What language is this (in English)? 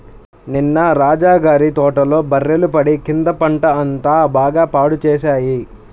Telugu